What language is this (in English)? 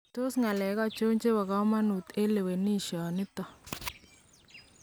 Kalenjin